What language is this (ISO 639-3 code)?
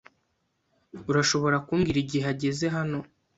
kin